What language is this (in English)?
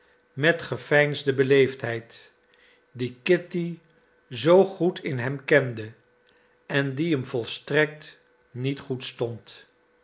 Dutch